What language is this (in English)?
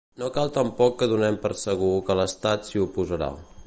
Catalan